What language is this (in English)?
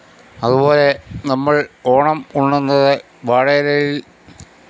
Malayalam